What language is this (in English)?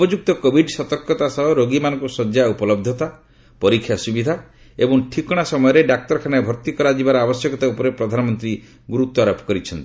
Odia